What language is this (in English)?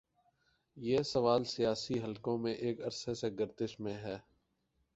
Urdu